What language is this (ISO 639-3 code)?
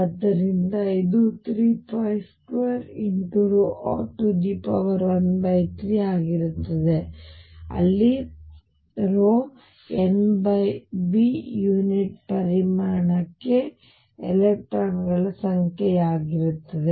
kan